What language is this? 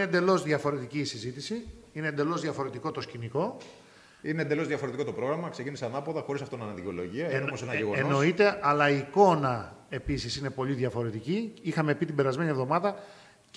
Greek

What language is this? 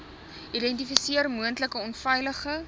Afrikaans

